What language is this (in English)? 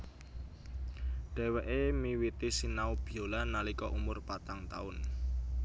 Javanese